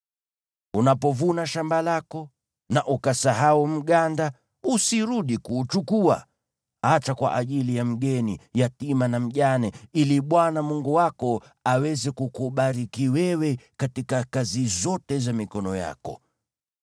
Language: Swahili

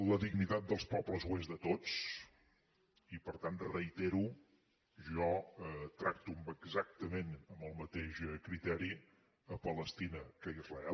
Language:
Catalan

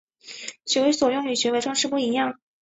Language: Chinese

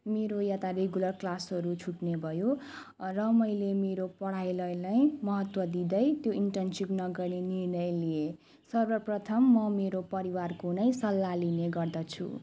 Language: Nepali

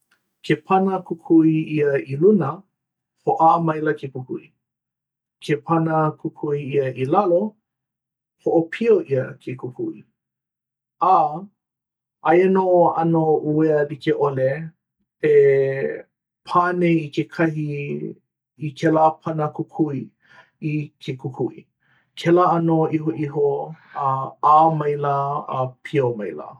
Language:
Hawaiian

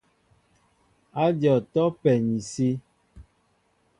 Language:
Mbo (Cameroon)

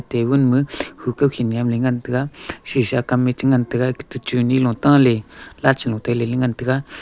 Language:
Wancho Naga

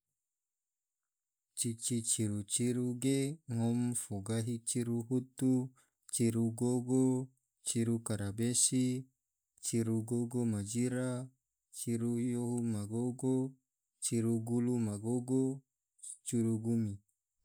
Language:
Tidore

